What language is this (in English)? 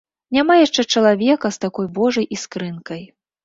Belarusian